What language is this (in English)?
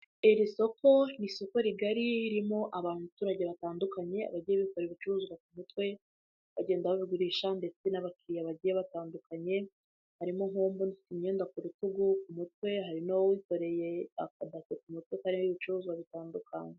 Kinyarwanda